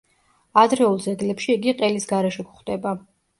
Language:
Georgian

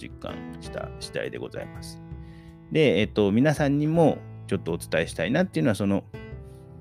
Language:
Japanese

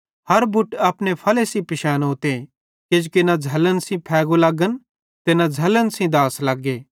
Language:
Bhadrawahi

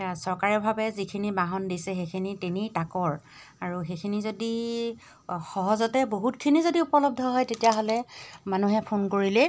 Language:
Assamese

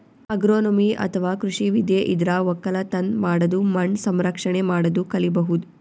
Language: Kannada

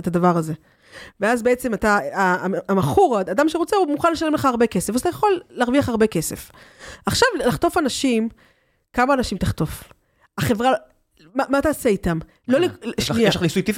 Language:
Hebrew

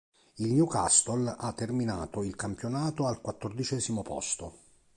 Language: Italian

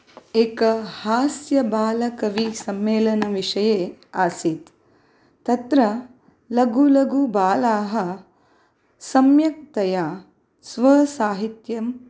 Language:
Sanskrit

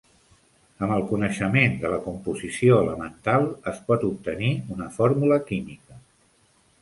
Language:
Catalan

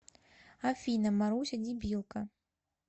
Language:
Russian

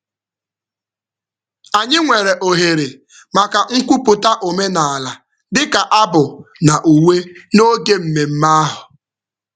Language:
Igbo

